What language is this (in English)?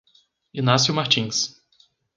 Portuguese